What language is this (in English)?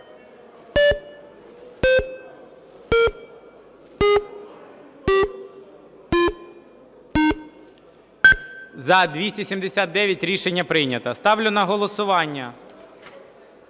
Ukrainian